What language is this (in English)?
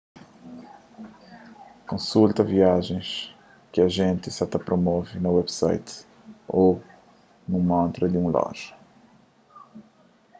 Kabuverdianu